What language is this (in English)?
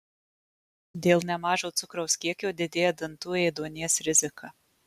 Lithuanian